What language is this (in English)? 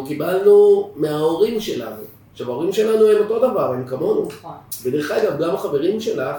Hebrew